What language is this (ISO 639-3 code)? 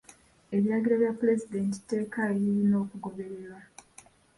lug